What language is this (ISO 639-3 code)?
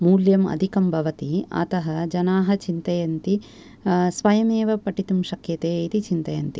san